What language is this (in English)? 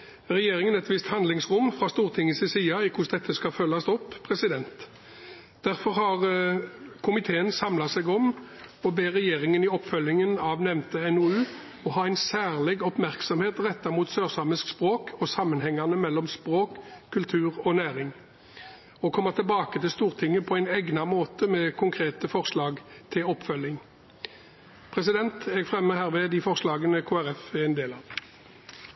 Norwegian Bokmål